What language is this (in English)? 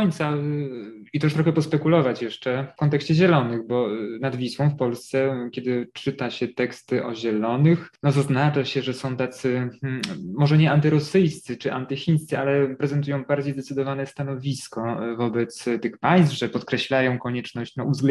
Polish